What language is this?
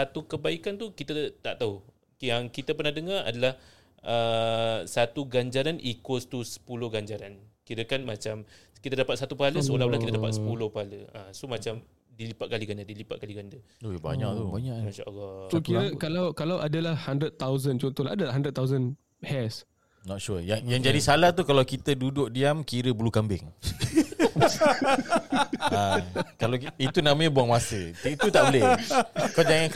Malay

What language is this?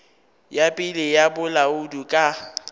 Northern Sotho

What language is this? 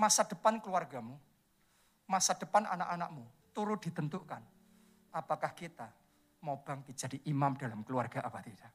Indonesian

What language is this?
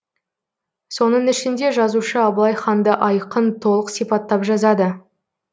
Kazakh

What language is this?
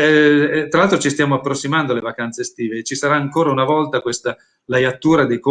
Italian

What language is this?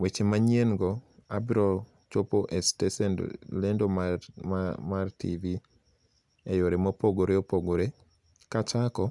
Luo (Kenya and Tanzania)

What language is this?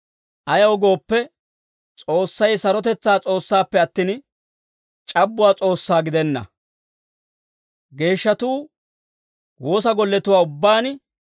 Dawro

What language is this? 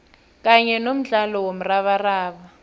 South Ndebele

